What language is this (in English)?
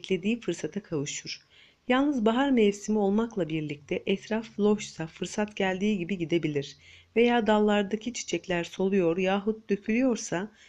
Turkish